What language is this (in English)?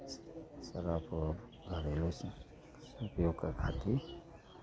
Maithili